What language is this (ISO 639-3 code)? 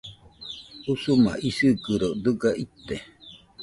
hux